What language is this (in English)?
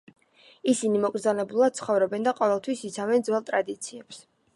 Georgian